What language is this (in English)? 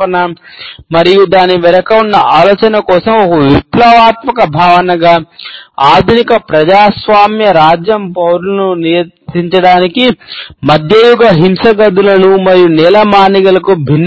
Telugu